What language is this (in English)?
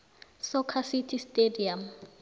South Ndebele